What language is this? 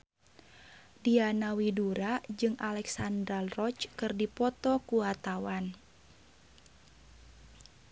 Sundanese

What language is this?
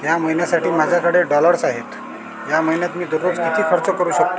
Marathi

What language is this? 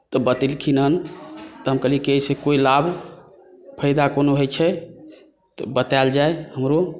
Maithili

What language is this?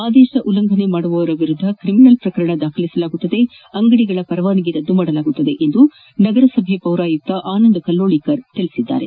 Kannada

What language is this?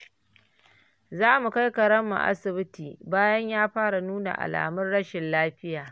Hausa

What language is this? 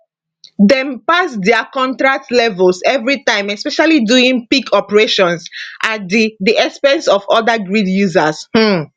Nigerian Pidgin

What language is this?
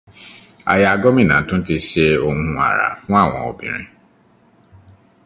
Yoruba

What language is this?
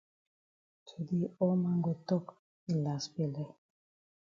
Cameroon Pidgin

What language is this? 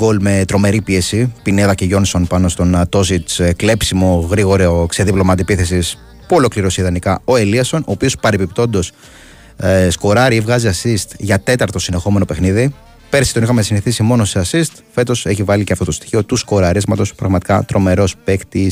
Greek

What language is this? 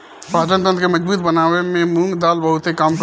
Bhojpuri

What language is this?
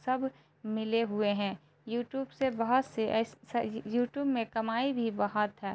Urdu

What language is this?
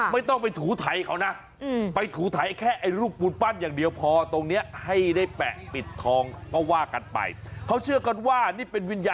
Thai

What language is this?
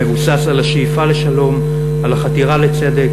Hebrew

